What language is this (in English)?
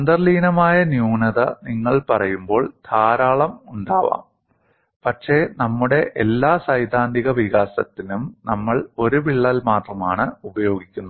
Malayalam